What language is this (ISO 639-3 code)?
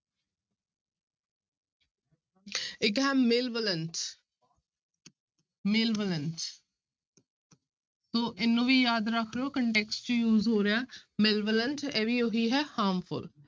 pan